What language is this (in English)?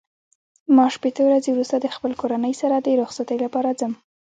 Pashto